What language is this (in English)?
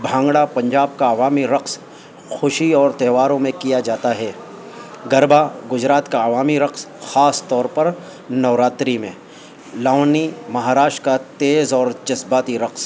Urdu